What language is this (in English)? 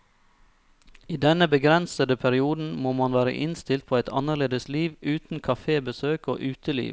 Norwegian